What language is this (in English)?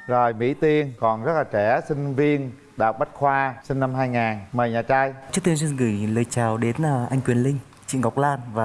Vietnamese